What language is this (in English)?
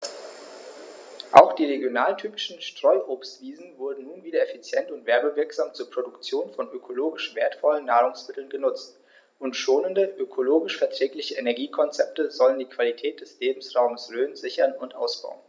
German